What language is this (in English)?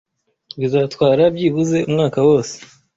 Kinyarwanda